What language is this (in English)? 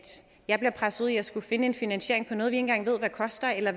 Danish